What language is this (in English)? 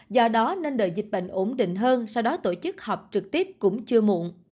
Vietnamese